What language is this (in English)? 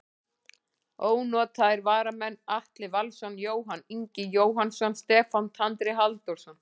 Icelandic